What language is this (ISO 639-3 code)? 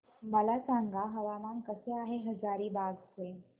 mar